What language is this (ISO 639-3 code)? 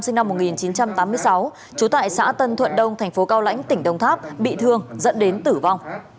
vie